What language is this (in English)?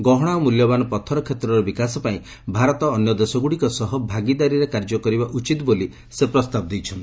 Odia